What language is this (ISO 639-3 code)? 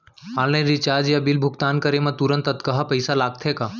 hne